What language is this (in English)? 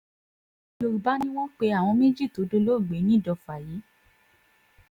Yoruba